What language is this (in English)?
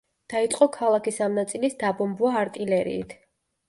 Georgian